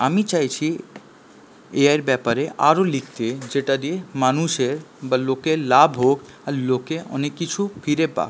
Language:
Bangla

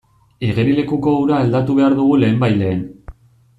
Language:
Basque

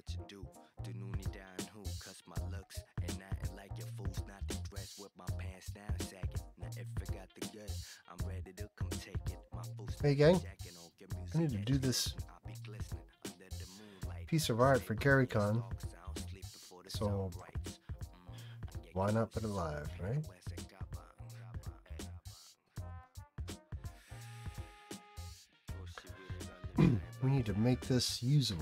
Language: English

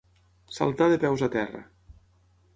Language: Catalan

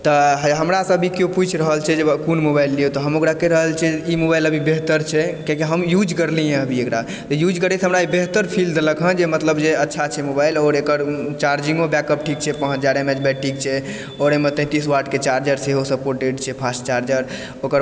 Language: Maithili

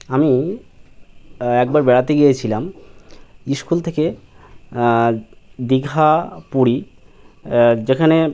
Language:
Bangla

